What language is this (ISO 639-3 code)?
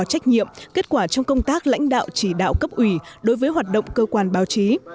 vie